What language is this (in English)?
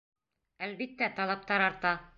Bashkir